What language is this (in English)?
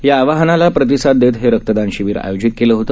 Marathi